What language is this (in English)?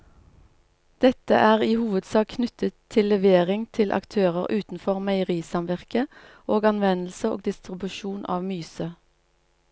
Norwegian